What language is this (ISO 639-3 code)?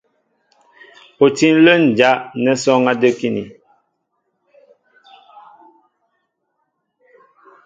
mbo